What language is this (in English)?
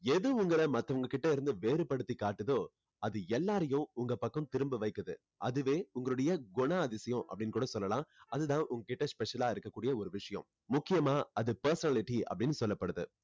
Tamil